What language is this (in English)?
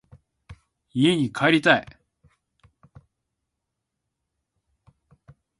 Japanese